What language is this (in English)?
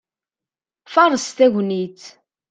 Kabyle